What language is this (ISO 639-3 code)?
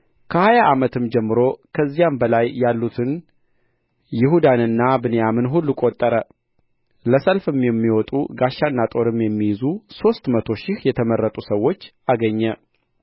amh